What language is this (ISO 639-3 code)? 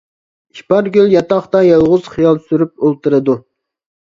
uig